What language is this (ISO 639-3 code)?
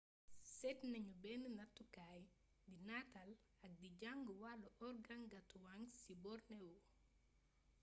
wol